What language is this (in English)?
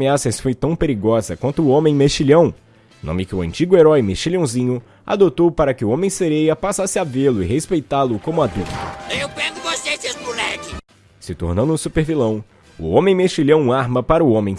Portuguese